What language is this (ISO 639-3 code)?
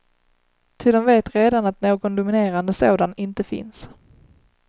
swe